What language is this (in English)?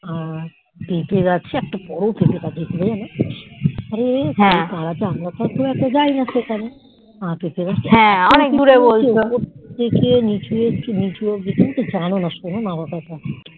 Bangla